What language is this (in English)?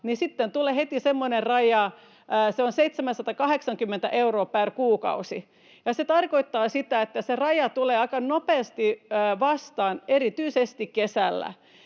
Finnish